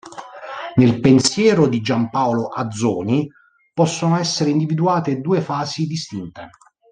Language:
Italian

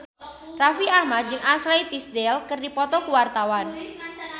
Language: Sundanese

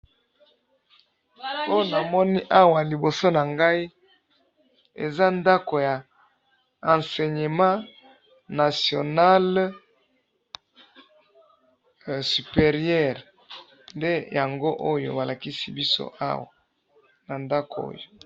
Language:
Lingala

